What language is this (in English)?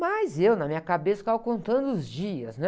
Portuguese